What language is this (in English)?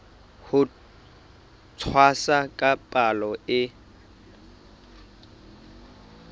Southern Sotho